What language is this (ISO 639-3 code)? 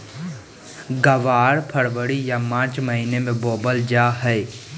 mag